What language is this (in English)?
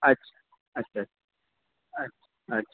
Urdu